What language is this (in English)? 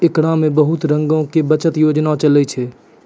Maithili